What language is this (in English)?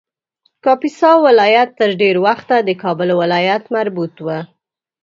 Pashto